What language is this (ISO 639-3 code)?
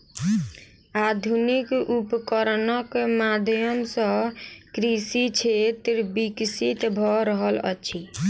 mai